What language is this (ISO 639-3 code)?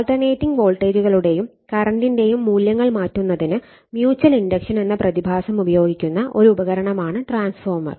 mal